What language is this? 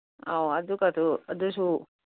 Manipuri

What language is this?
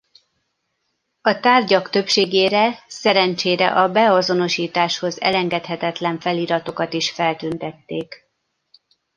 Hungarian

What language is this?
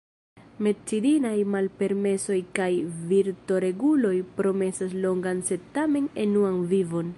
Esperanto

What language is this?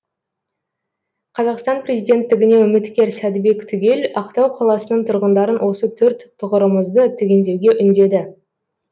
Kazakh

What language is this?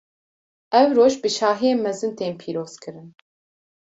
Kurdish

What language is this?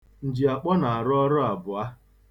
Igbo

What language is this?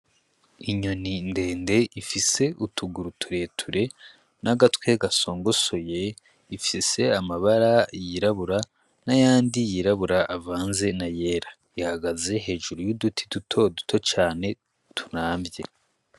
Rundi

